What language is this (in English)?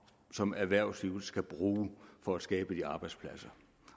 Danish